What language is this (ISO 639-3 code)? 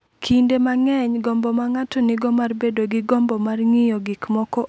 luo